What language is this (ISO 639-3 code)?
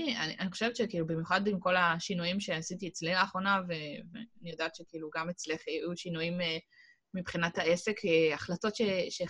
heb